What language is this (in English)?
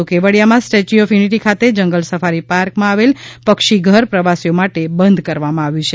Gujarati